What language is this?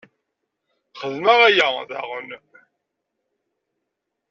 Kabyle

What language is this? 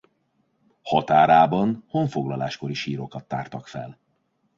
Hungarian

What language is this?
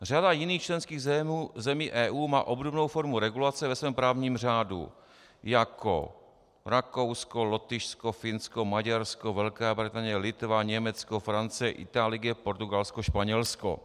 Czech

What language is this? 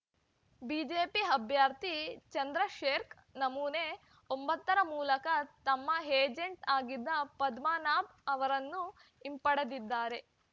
Kannada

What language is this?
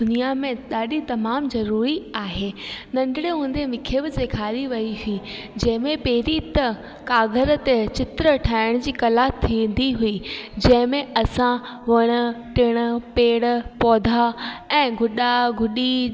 Sindhi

